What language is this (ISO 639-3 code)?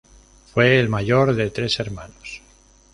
spa